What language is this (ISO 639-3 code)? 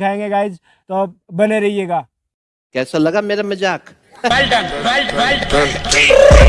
hin